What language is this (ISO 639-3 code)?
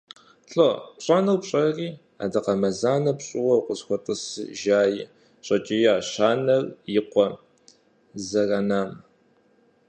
kbd